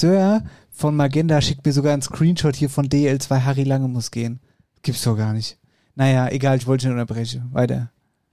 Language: German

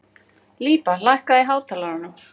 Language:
Icelandic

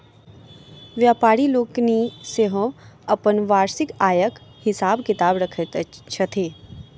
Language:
Maithili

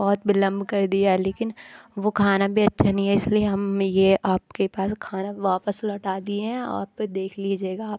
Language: Hindi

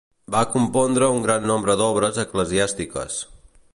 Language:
Catalan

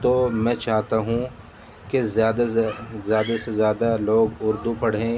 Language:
Urdu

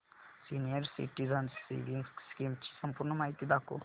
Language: Marathi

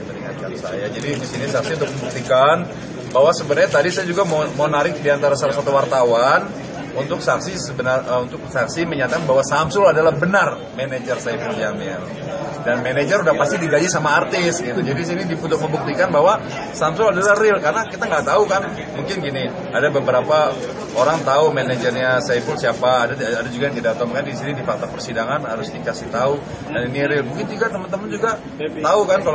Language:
Indonesian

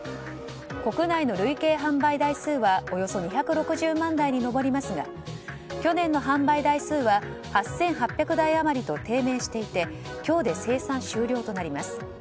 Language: Japanese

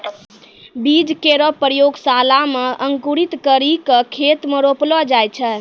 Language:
Maithili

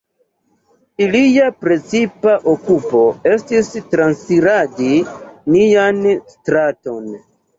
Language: Esperanto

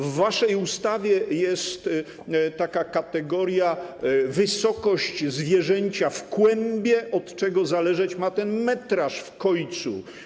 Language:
Polish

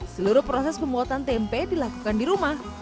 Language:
Indonesian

